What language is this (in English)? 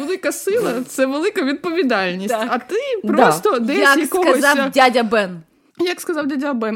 Ukrainian